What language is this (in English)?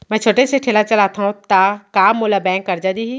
Chhattisgarhi